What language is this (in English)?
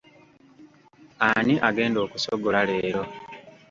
Ganda